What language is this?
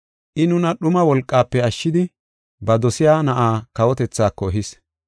Gofa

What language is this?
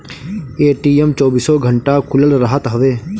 Bhojpuri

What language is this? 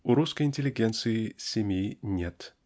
Russian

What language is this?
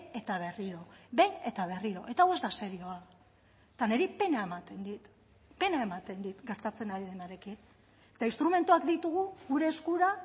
Basque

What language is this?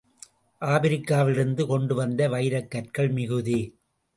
Tamil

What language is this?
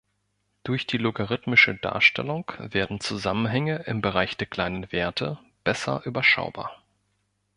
German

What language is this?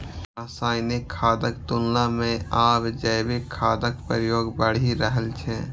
Maithili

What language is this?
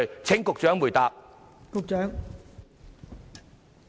Cantonese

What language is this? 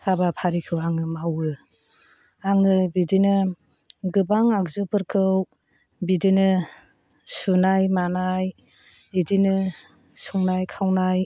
Bodo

